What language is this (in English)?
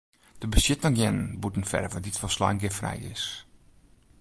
Western Frisian